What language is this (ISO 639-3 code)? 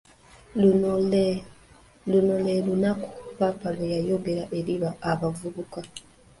lug